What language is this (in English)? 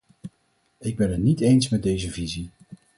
Dutch